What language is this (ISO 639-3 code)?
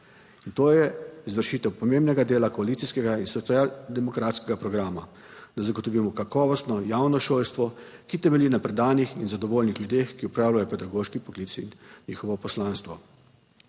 slv